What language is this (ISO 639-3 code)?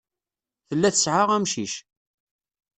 kab